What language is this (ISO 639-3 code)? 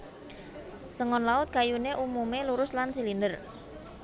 jav